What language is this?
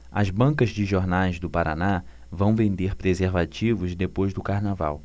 Portuguese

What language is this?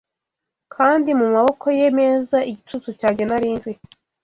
Kinyarwanda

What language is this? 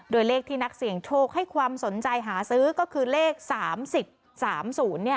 Thai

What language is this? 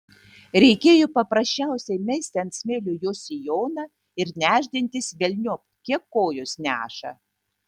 Lithuanian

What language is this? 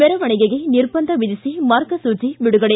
Kannada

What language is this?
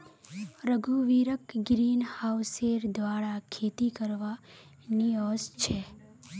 Magahi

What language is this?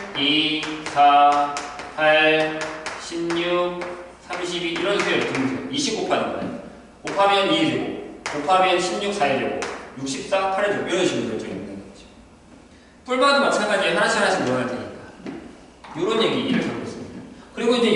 Korean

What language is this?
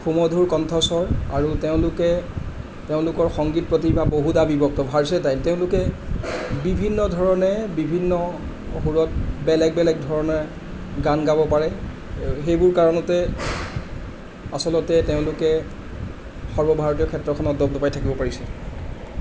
Assamese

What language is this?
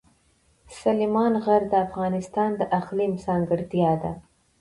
Pashto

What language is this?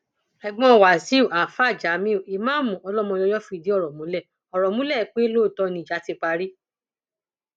Yoruba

